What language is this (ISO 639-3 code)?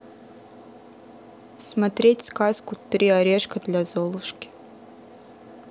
rus